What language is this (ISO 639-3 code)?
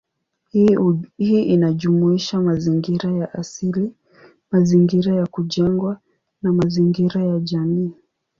swa